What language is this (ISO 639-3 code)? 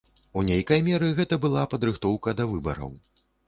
bel